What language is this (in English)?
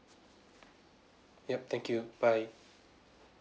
English